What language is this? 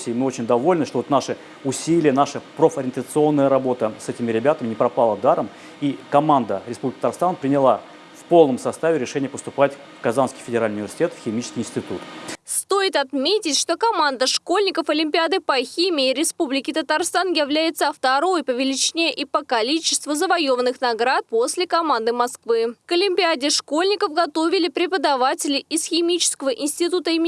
Russian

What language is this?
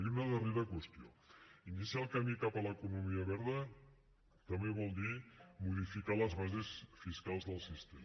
Catalan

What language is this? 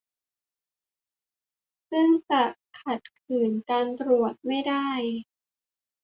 Thai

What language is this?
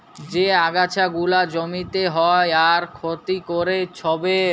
Bangla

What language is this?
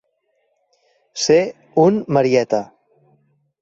Catalan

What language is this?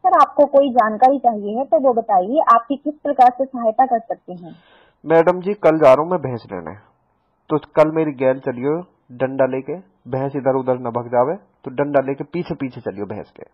Hindi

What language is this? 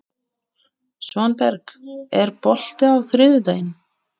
Icelandic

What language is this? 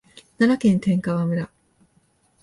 Japanese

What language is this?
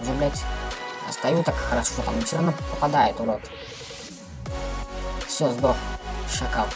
Russian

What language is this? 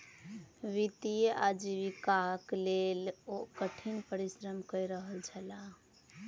Maithili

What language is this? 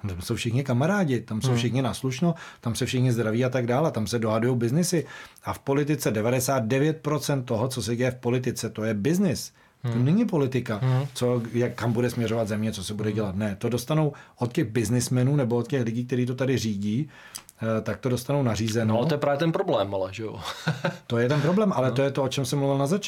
Czech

